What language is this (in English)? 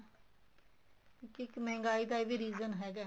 Punjabi